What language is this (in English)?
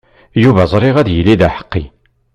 Kabyle